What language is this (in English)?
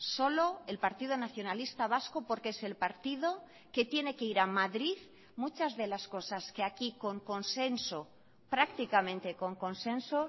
Spanish